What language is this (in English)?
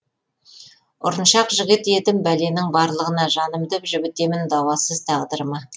Kazakh